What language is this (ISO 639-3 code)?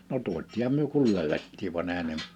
fin